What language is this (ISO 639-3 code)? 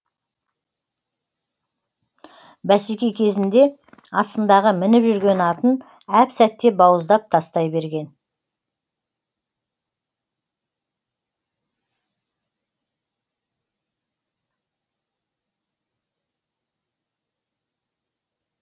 kaz